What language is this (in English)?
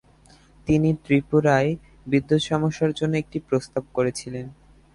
Bangla